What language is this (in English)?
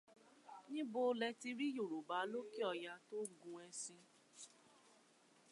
Yoruba